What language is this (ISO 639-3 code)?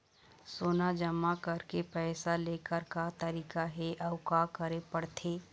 hne